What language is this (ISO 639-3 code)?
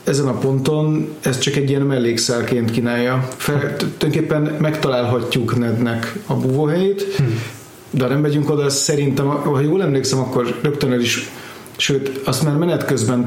hun